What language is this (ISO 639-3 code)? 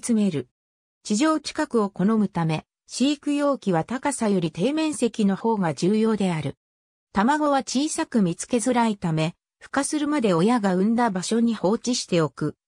jpn